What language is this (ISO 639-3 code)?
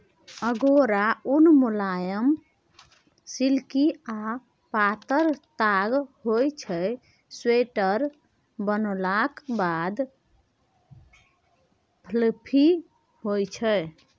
mai